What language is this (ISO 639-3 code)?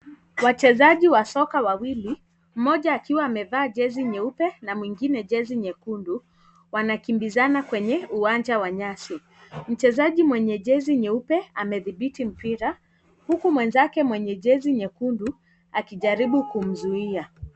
swa